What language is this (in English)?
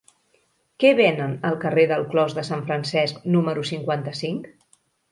Catalan